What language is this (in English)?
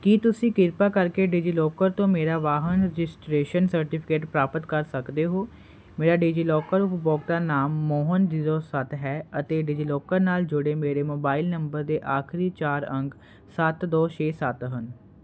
Punjabi